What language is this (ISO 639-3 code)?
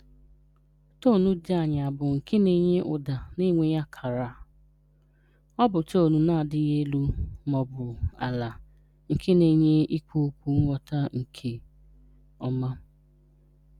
ibo